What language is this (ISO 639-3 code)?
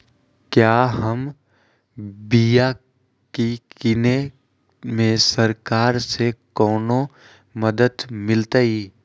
mag